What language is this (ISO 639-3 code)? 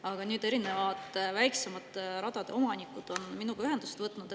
est